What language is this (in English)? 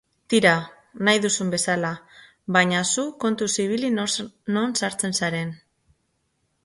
Basque